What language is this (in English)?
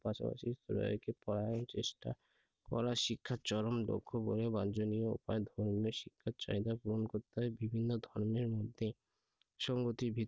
Bangla